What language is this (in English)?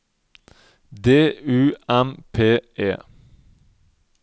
Norwegian